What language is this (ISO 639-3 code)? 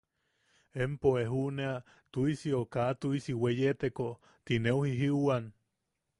yaq